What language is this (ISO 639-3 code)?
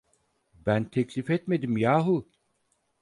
tur